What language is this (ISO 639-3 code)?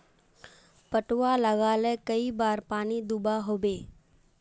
mag